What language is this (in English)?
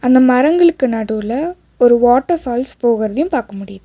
Tamil